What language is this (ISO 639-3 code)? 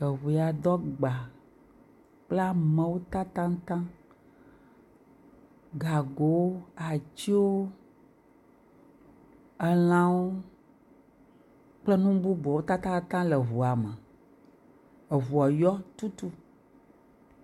ewe